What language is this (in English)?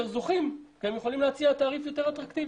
Hebrew